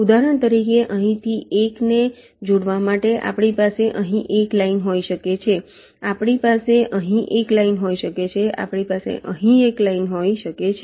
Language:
Gujarati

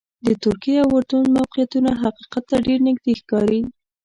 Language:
Pashto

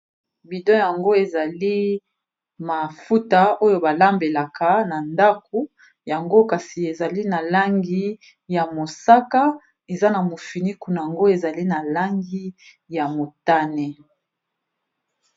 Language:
Lingala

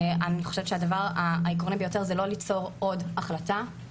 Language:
Hebrew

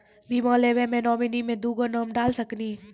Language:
Maithili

